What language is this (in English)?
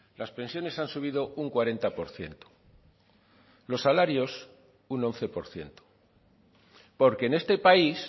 Spanish